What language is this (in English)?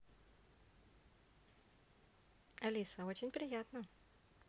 Russian